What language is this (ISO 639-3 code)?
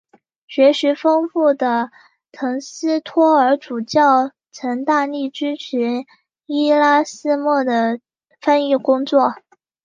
zho